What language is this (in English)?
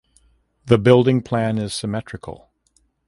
English